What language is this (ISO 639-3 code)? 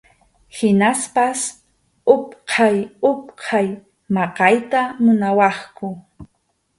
qxu